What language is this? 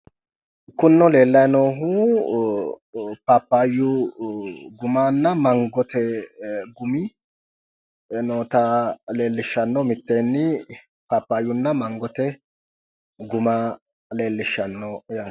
Sidamo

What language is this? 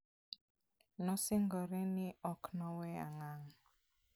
Luo (Kenya and Tanzania)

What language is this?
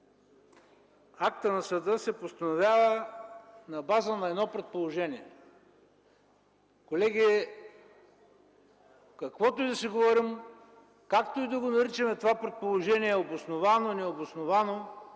Bulgarian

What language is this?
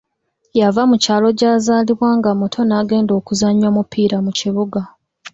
Ganda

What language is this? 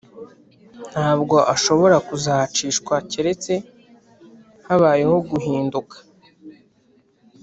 Kinyarwanda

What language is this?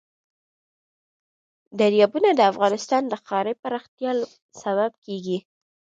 Pashto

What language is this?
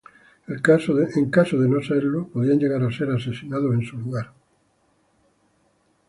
Spanish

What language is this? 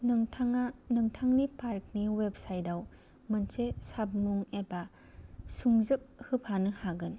Bodo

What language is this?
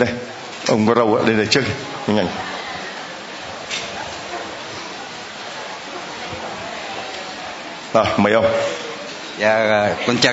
Vietnamese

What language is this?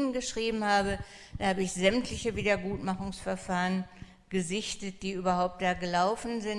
German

